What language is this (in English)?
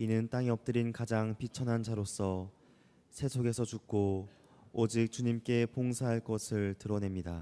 Korean